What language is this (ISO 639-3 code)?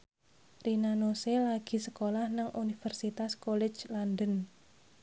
jav